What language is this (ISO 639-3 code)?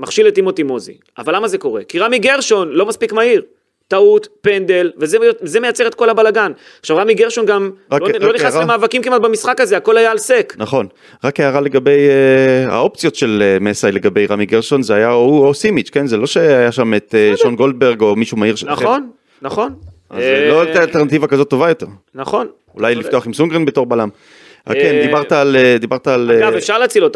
heb